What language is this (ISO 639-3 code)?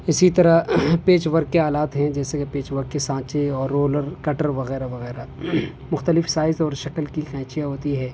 urd